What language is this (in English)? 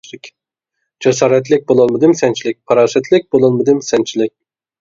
Uyghur